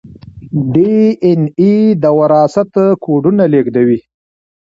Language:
Pashto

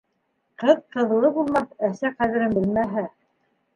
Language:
Bashkir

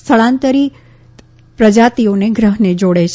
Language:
Gujarati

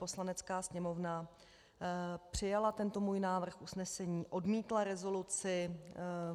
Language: Czech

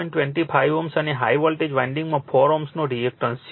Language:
Gujarati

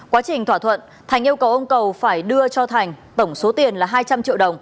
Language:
Vietnamese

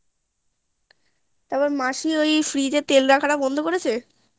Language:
Bangla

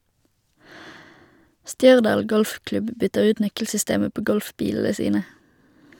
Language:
Norwegian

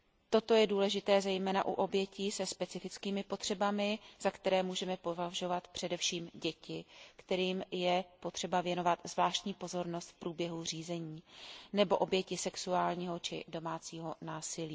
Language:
Czech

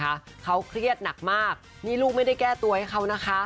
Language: Thai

